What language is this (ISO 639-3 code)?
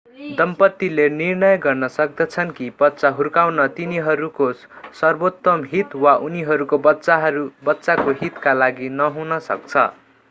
nep